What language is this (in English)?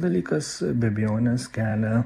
Lithuanian